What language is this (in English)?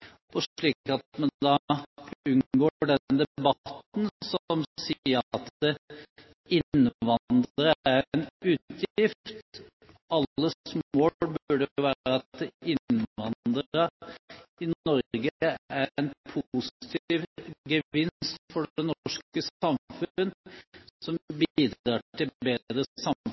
Norwegian Bokmål